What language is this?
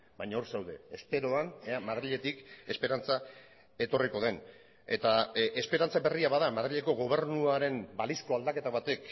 Basque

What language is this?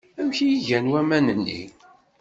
Kabyle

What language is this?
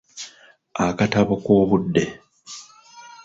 Ganda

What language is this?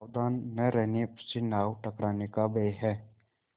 Hindi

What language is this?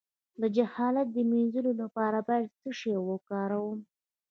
Pashto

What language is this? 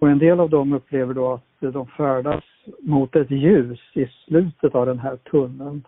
Swedish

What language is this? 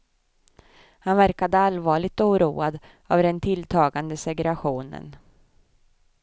Swedish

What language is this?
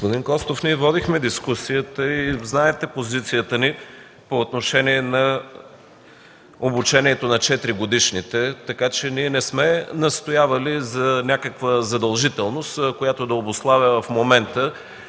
Bulgarian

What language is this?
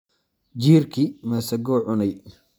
Somali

